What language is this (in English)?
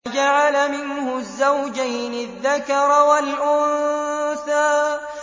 Arabic